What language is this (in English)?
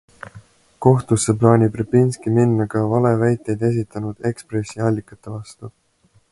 Estonian